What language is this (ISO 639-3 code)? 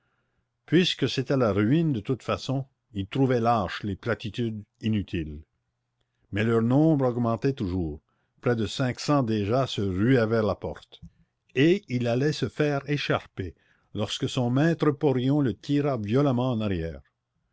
fra